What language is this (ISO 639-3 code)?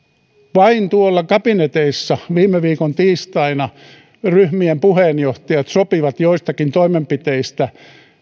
fin